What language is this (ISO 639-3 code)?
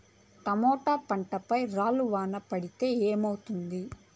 tel